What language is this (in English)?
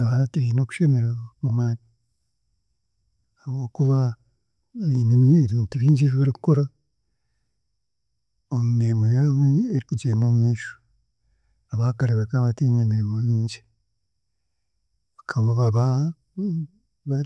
Chiga